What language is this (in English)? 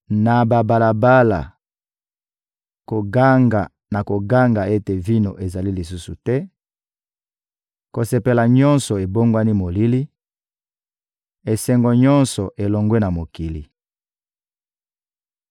Lingala